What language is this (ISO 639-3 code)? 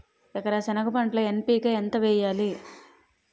tel